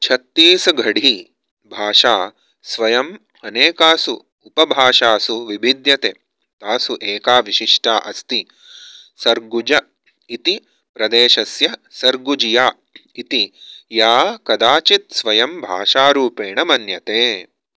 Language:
Sanskrit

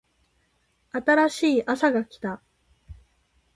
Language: Japanese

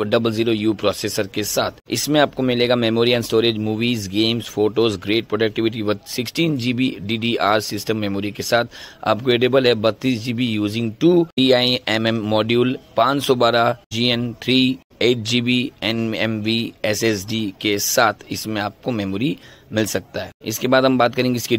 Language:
Hindi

